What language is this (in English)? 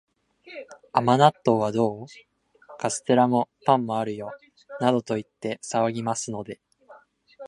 Japanese